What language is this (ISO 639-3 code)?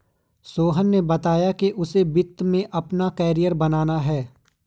hin